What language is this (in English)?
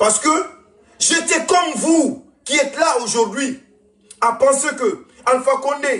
French